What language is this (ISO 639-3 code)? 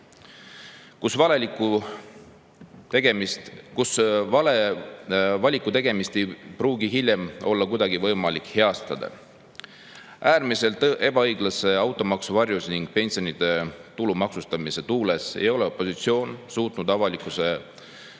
est